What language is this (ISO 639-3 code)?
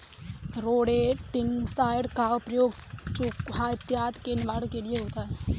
hin